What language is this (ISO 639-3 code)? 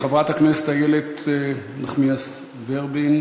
heb